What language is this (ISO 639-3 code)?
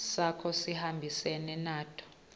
ssw